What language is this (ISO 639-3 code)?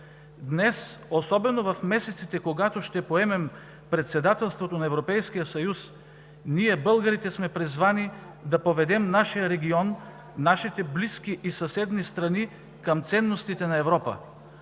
bul